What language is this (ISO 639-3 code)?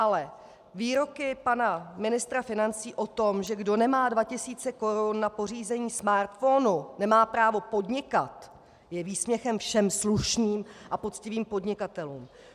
ces